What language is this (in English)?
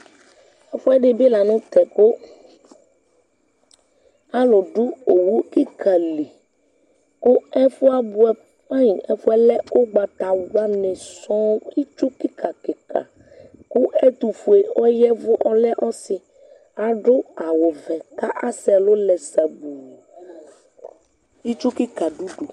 Ikposo